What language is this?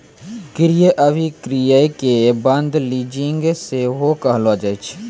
Maithili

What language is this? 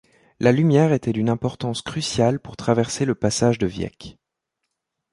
French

